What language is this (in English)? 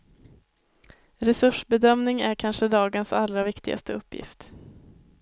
Swedish